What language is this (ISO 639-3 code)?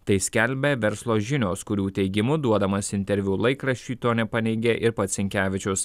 lit